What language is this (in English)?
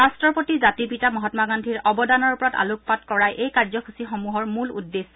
Assamese